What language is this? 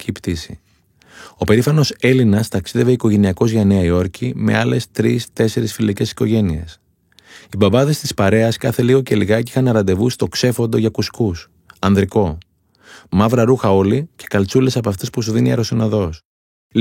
Greek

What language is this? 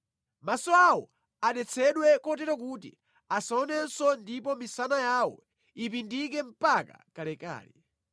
Nyanja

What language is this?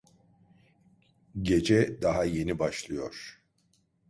Turkish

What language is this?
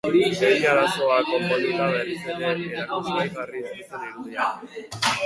Basque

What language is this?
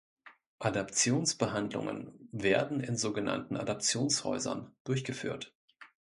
German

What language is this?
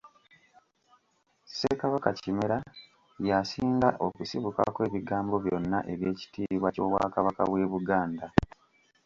Ganda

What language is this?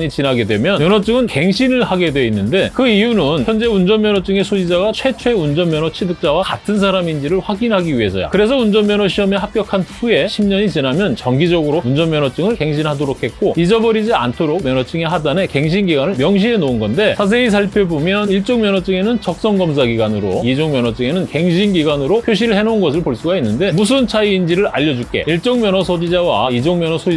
Korean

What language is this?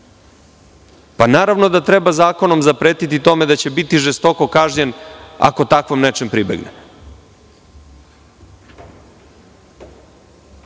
Serbian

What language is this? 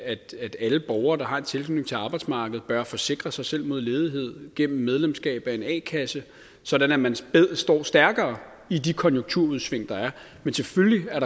Danish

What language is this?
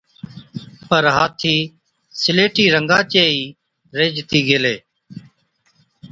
Od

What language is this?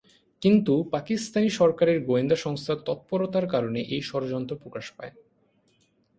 Bangla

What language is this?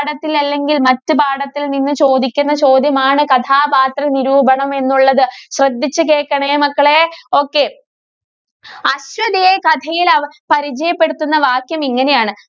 Malayalam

